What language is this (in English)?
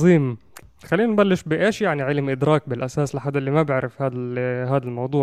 Arabic